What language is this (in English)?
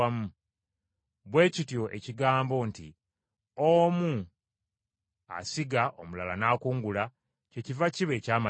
Ganda